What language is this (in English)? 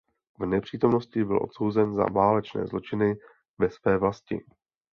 Czech